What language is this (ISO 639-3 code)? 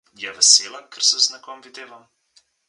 slv